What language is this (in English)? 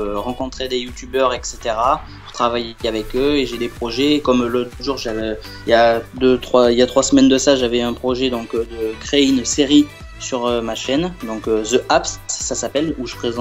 French